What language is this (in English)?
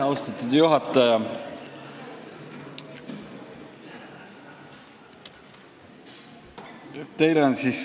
Estonian